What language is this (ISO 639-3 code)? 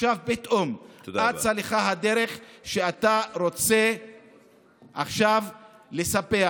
heb